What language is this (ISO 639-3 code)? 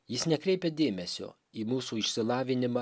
lit